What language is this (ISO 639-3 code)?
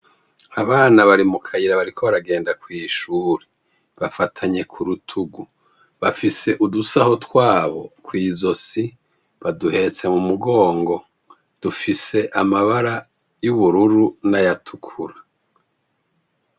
run